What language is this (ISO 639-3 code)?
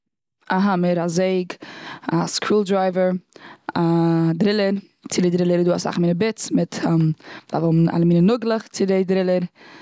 yid